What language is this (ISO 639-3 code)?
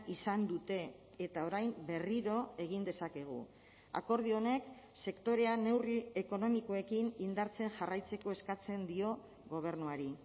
eus